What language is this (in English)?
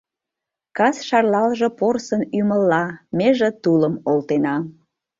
Mari